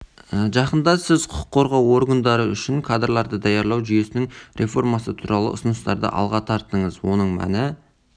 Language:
Kazakh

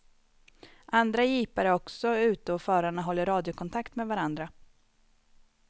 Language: Swedish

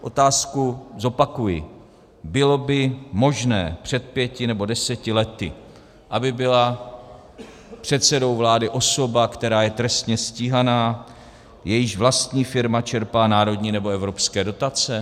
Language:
Czech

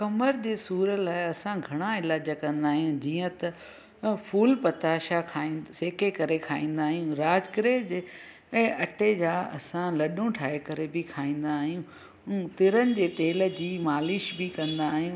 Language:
Sindhi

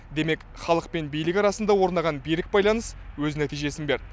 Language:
Kazakh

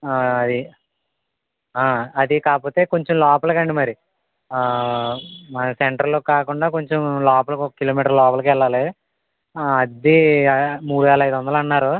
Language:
Telugu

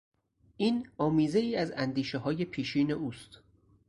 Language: Persian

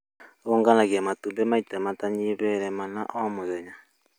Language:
Kikuyu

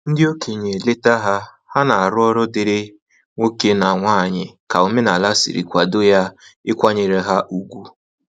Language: Igbo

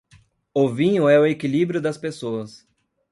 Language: Portuguese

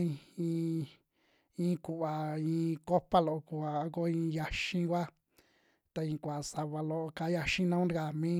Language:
Western Juxtlahuaca Mixtec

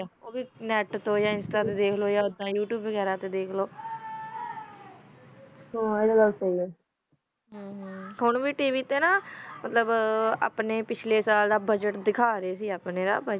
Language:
Punjabi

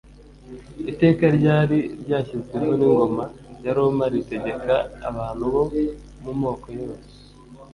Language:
Kinyarwanda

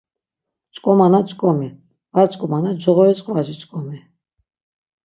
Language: Laz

